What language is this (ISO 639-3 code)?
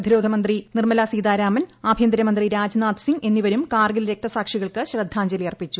mal